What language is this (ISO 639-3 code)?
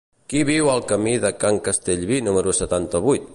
cat